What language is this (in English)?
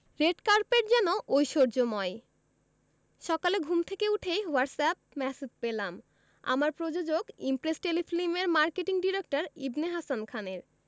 Bangla